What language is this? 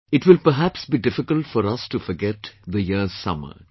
English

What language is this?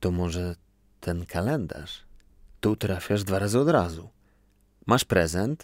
Polish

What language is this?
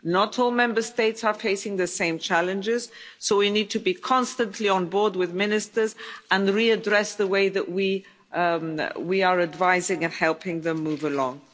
English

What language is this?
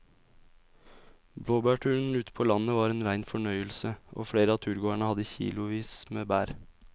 Norwegian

